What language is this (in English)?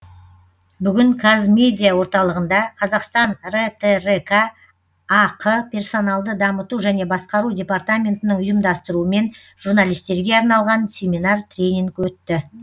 Kazakh